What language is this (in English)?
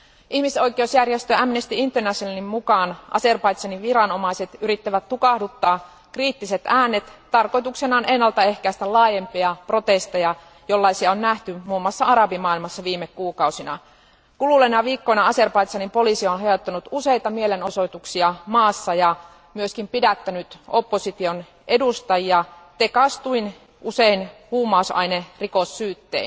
Finnish